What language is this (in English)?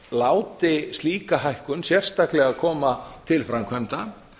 Icelandic